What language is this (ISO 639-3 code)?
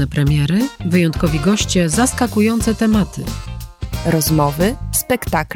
pol